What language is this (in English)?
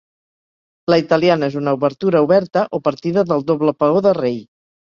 Catalan